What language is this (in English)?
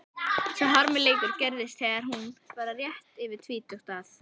Icelandic